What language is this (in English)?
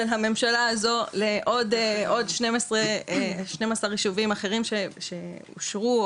Hebrew